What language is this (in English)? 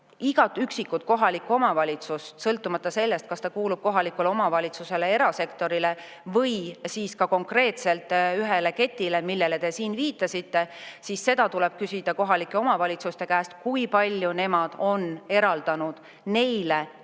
Estonian